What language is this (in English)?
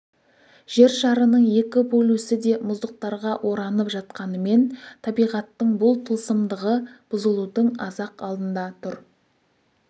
Kazakh